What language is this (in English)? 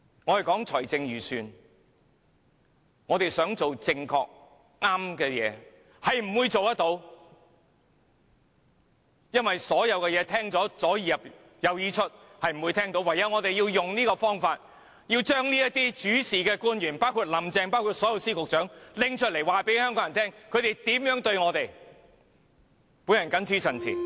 Cantonese